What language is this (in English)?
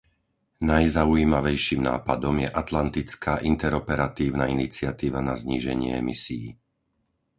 Slovak